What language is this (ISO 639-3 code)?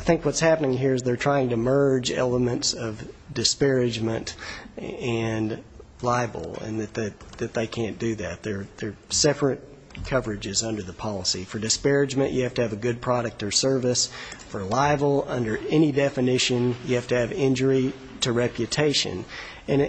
eng